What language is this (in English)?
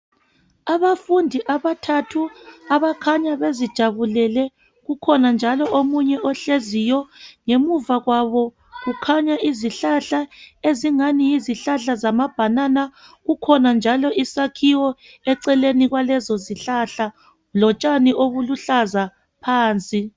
North Ndebele